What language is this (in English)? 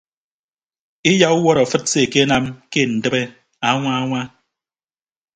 Ibibio